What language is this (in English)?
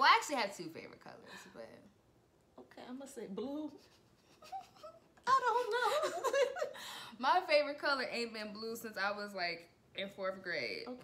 English